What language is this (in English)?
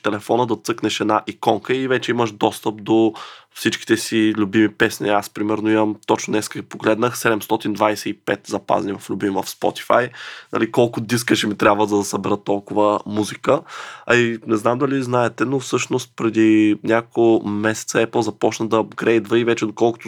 Bulgarian